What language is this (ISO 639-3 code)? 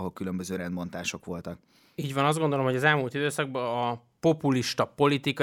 hun